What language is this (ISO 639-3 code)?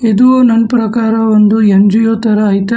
kan